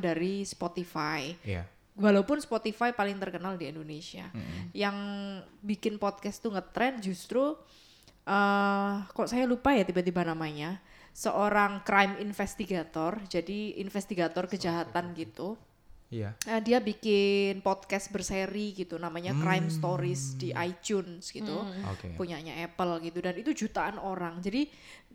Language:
Indonesian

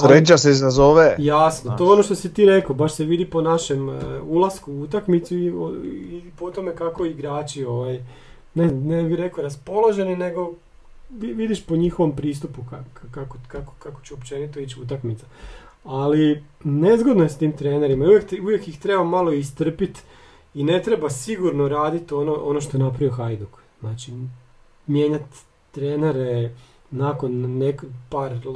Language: Croatian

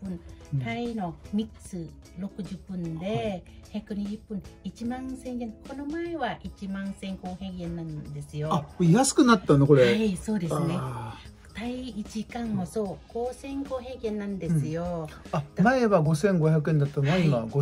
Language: Japanese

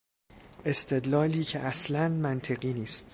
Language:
Persian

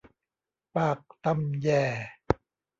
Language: Thai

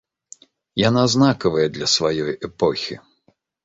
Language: Belarusian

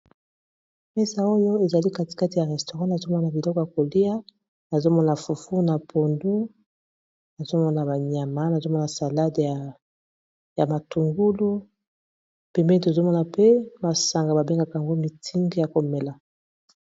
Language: Lingala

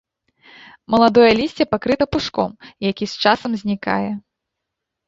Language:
Belarusian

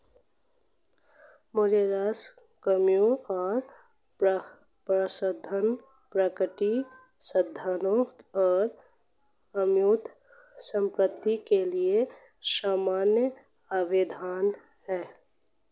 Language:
Hindi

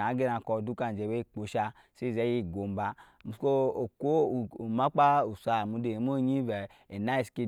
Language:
Nyankpa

